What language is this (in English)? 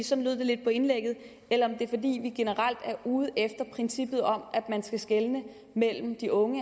Danish